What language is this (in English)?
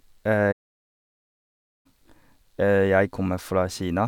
Norwegian